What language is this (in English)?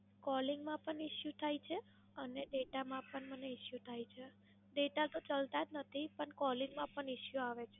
Gujarati